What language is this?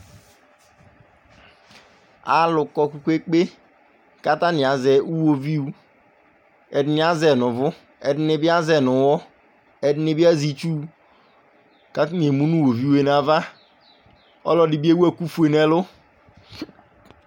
Ikposo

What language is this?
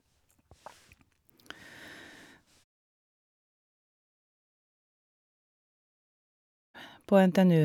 Norwegian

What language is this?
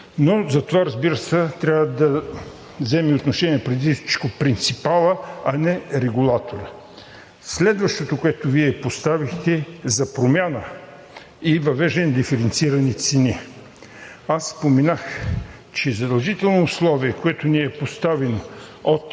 Bulgarian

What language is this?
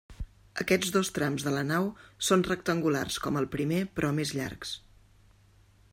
Catalan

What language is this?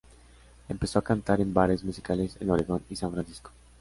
Spanish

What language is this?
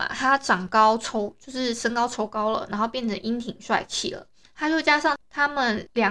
Chinese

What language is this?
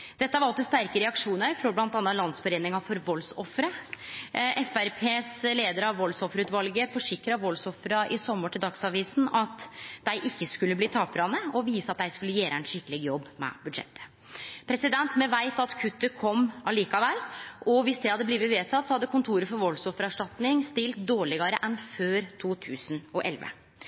Norwegian Nynorsk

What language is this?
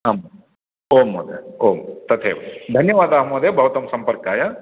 Sanskrit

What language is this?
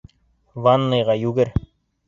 Bashkir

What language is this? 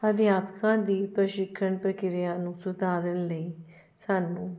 Punjabi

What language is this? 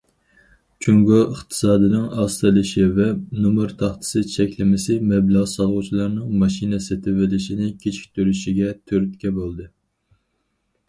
Uyghur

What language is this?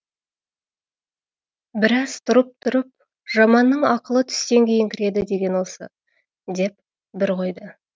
Kazakh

